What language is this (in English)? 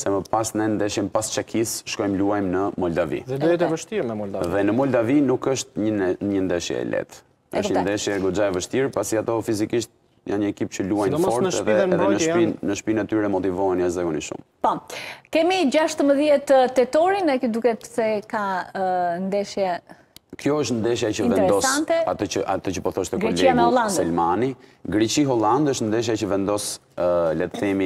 Romanian